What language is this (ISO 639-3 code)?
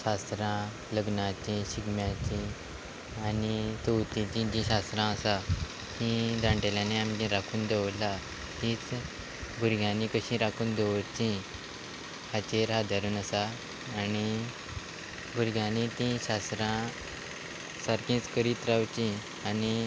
kok